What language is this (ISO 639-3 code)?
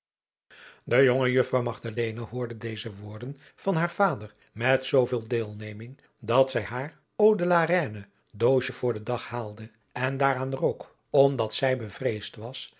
nld